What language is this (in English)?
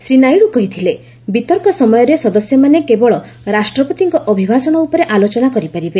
Odia